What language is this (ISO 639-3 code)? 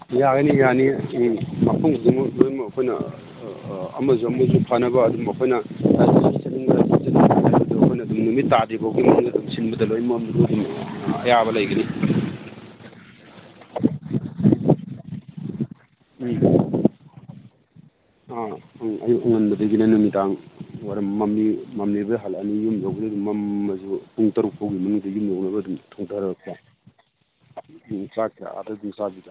mni